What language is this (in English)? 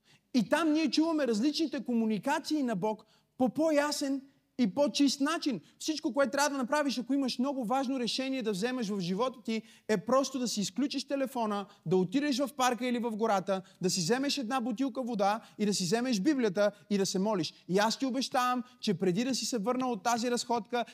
Bulgarian